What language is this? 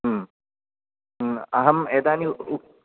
Sanskrit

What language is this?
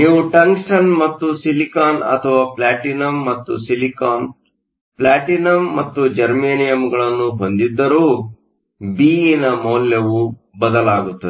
Kannada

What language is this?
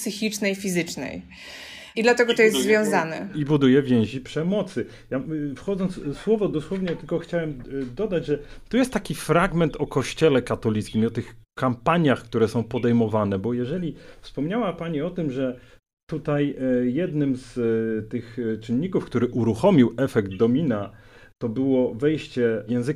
Polish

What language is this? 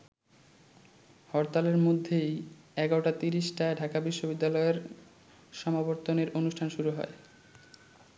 Bangla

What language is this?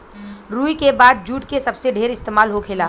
Bhojpuri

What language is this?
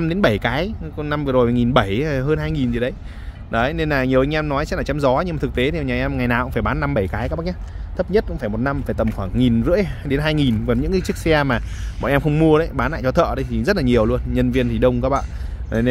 Vietnamese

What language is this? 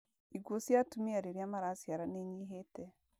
Kikuyu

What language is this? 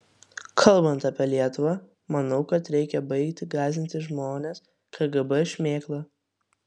Lithuanian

